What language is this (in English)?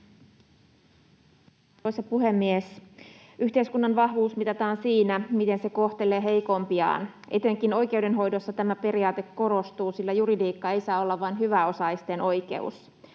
Finnish